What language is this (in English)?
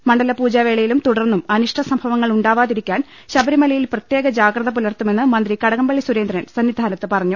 Malayalam